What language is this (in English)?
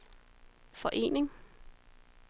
Danish